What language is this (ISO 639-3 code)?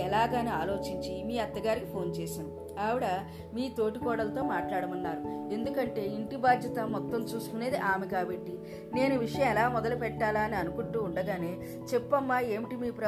tel